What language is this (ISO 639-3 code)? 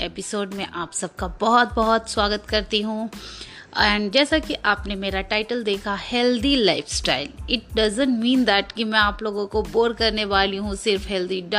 hin